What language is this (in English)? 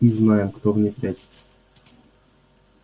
Russian